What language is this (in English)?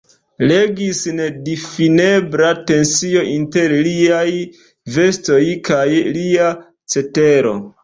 Esperanto